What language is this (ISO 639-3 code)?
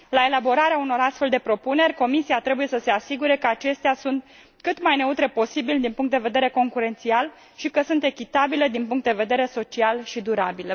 ron